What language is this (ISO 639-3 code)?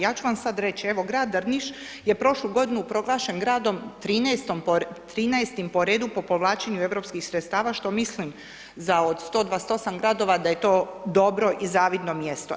hrv